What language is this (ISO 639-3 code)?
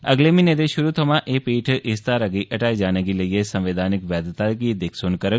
doi